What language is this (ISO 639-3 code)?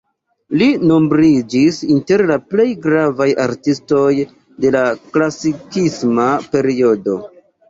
epo